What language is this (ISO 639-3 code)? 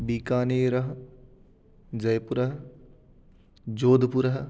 san